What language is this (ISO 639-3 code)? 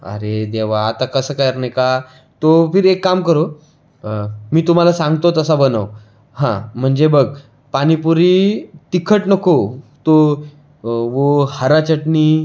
mar